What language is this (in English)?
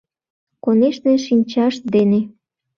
Mari